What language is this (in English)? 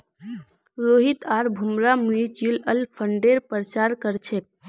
Magahi